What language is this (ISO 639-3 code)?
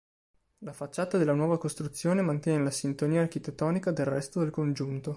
ita